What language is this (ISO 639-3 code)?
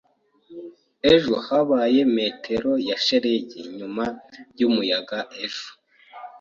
kin